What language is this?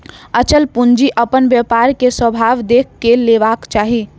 Maithili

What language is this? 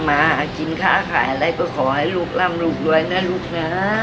Thai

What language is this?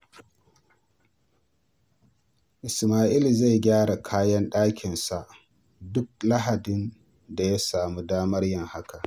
Hausa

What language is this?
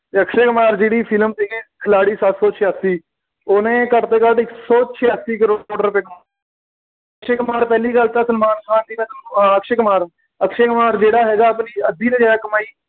Punjabi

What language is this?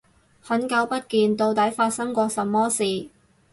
Cantonese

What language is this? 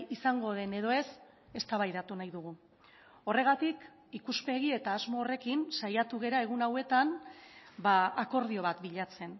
Basque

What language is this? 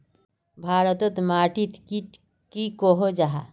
Magahi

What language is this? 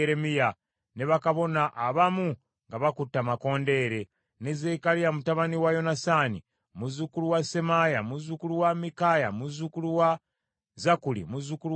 Ganda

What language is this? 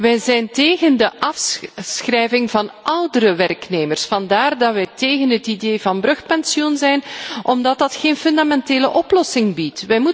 Dutch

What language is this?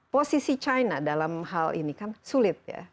Indonesian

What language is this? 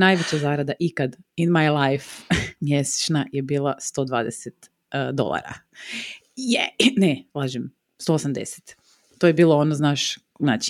Croatian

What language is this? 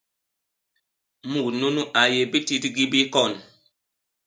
Basaa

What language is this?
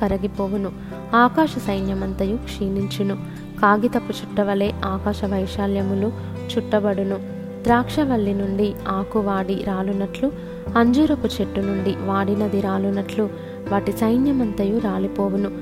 Telugu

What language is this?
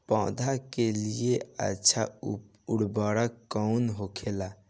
Bhojpuri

